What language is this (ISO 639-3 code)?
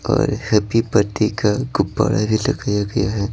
hin